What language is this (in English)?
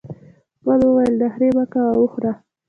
Pashto